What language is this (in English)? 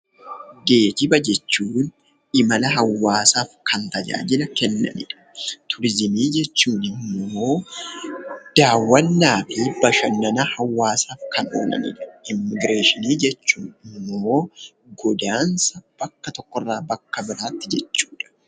Oromo